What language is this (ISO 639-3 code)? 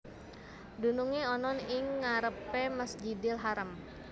jav